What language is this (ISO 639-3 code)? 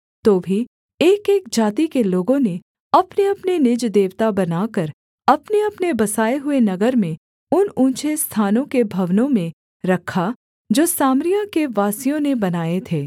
hin